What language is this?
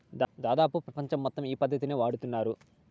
Telugu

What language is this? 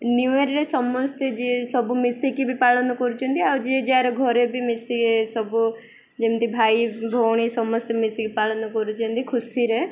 Odia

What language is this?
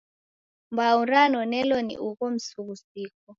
Taita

